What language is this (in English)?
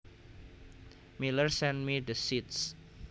Javanese